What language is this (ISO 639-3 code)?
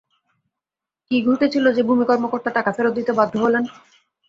ben